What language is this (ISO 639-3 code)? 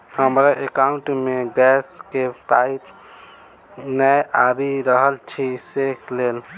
mai